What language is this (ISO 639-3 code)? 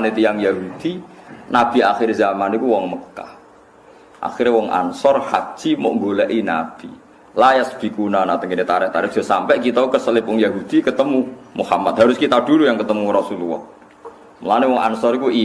ind